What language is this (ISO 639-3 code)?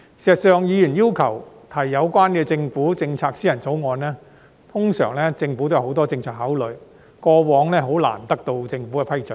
yue